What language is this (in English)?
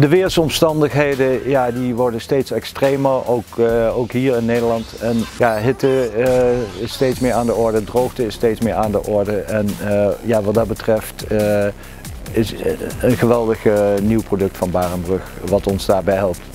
Dutch